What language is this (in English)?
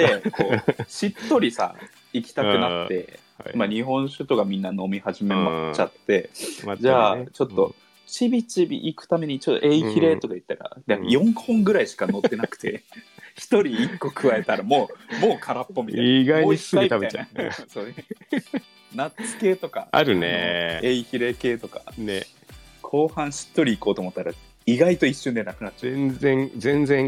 Japanese